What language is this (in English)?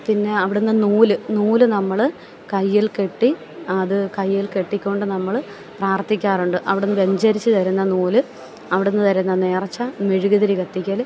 Malayalam